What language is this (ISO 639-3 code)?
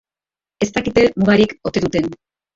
eus